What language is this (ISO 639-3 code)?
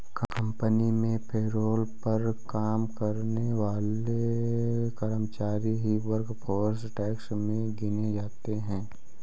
hin